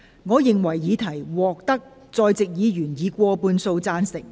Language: Cantonese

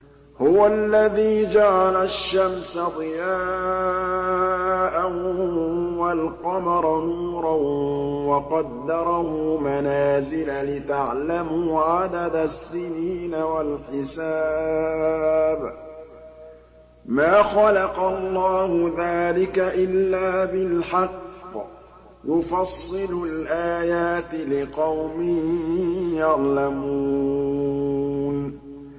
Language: Arabic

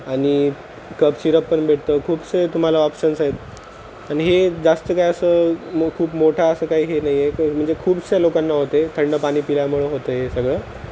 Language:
Marathi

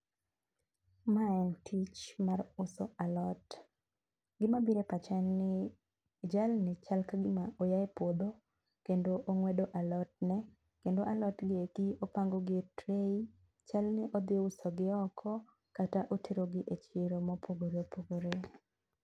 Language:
Luo (Kenya and Tanzania)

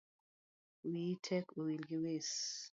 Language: Luo (Kenya and Tanzania)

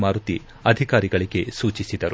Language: Kannada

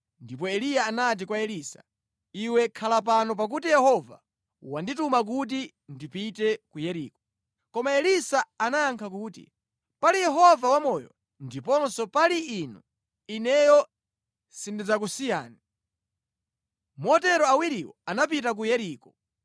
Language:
Nyanja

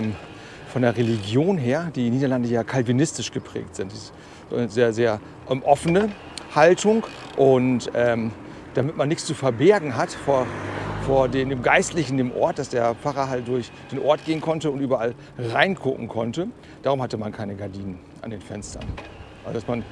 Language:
German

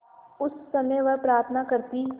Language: Hindi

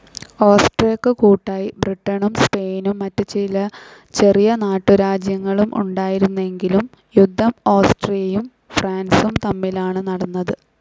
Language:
Malayalam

